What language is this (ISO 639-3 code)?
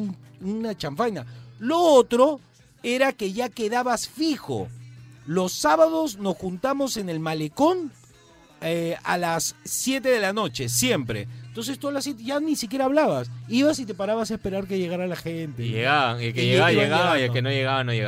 spa